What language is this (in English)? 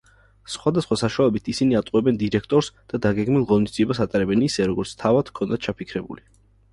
Georgian